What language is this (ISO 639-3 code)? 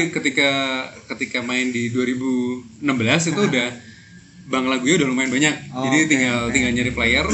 ind